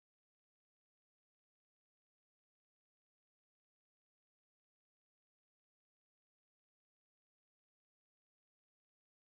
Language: English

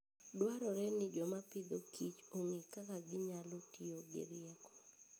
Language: Luo (Kenya and Tanzania)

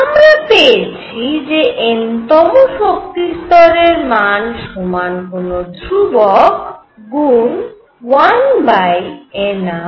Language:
Bangla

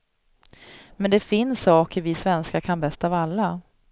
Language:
Swedish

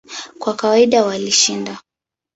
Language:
Swahili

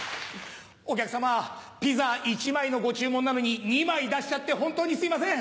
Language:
Japanese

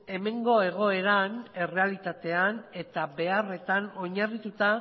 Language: Basque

